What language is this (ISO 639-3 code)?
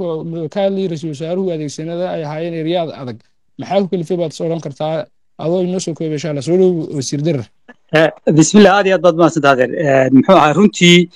ara